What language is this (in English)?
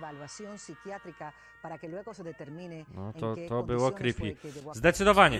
Polish